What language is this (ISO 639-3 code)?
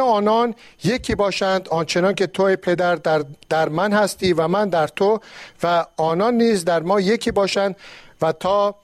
fas